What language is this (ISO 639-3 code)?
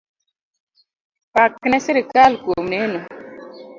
luo